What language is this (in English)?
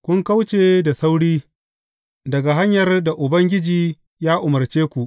Hausa